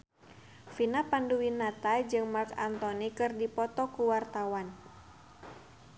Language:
Sundanese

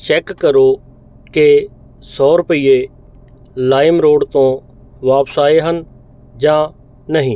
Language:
Punjabi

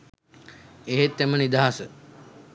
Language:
Sinhala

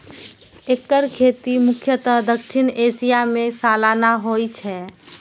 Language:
Maithili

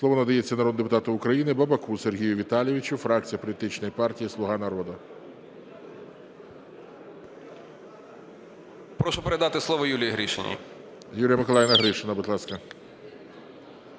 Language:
Ukrainian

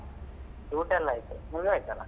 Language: Kannada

